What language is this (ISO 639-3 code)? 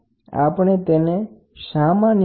guj